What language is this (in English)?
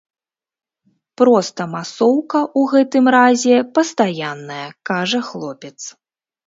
Belarusian